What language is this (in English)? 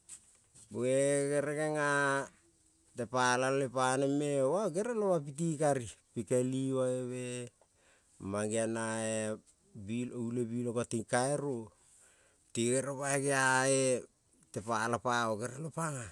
Kol (Papua New Guinea)